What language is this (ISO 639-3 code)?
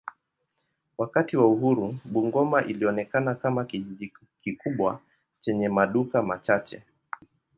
swa